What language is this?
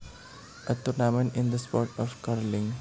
Javanese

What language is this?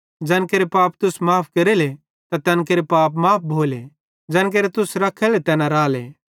Bhadrawahi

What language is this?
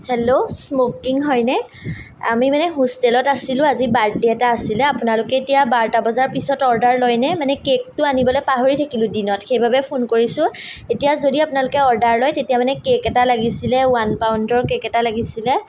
Assamese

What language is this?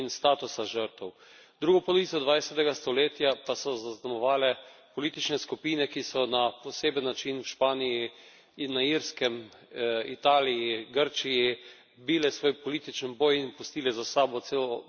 Slovenian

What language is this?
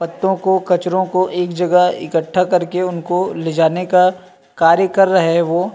Hindi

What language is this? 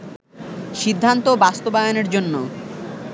Bangla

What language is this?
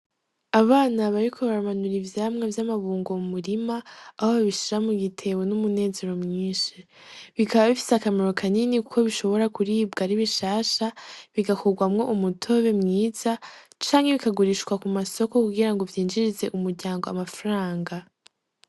Rundi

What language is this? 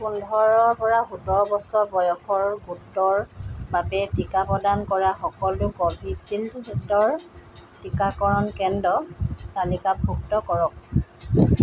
Assamese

